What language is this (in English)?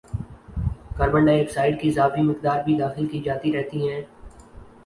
Urdu